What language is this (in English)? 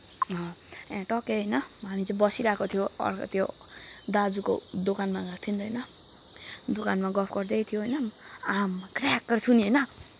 Nepali